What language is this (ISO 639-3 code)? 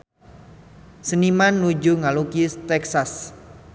sun